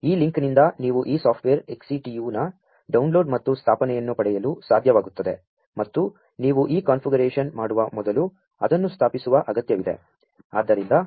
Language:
Kannada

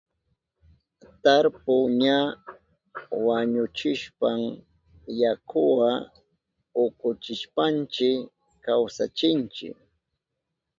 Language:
Southern Pastaza Quechua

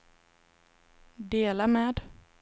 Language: Swedish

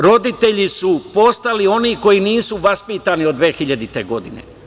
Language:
Serbian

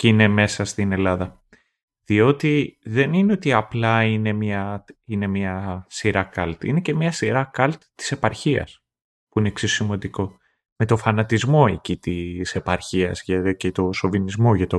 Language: Greek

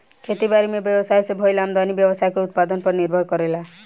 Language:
Bhojpuri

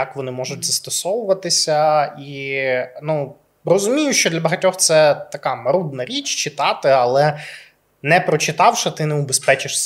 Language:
Ukrainian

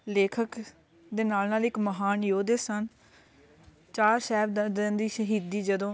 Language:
Punjabi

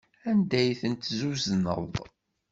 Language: Kabyle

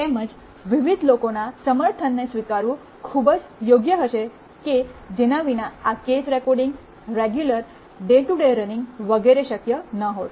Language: Gujarati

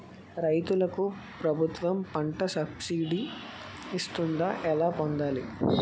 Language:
Telugu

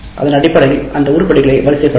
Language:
Tamil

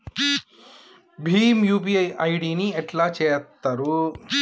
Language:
Telugu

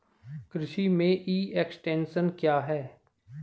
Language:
Hindi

